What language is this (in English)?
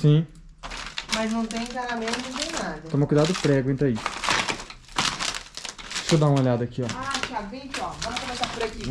Portuguese